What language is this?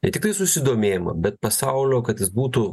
Lithuanian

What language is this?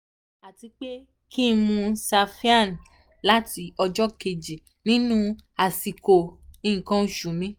Yoruba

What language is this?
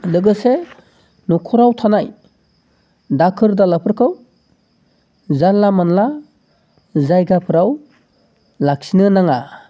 Bodo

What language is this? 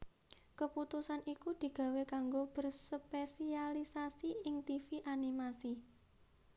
Javanese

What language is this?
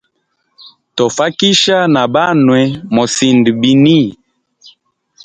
Hemba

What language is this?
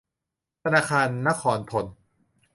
Thai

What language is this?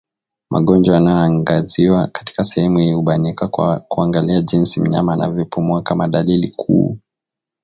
Swahili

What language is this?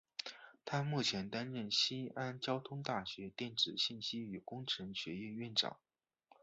Chinese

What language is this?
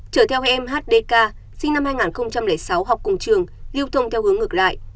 Vietnamese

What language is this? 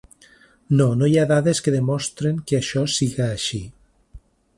Catalan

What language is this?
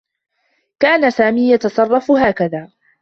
Arabic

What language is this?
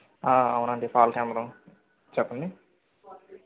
Telugu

